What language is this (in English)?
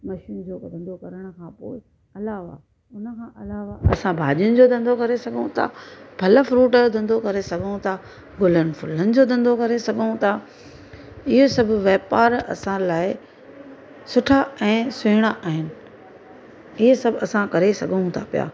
Sindhi